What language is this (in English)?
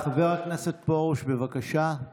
Hebrew